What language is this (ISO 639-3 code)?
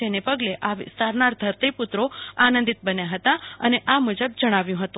guj